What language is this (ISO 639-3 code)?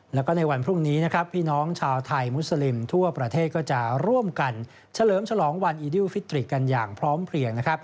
tha